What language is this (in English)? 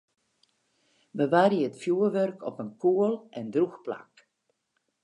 Western Frisian